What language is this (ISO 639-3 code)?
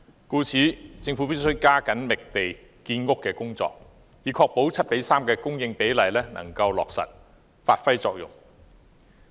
yue